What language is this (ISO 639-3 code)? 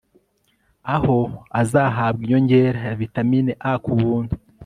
kin